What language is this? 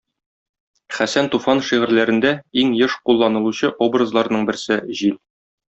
Tatar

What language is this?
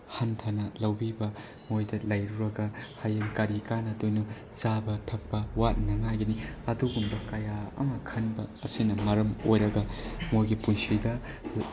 Manipuri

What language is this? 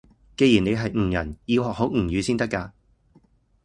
Cantonese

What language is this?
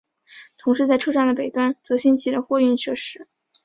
Chinese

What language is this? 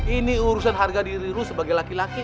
Indonesian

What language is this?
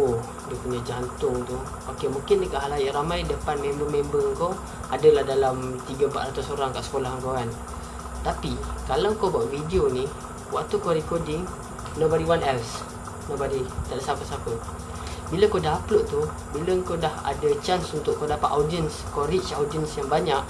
Malay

